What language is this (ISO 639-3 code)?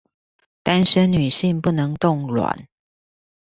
zho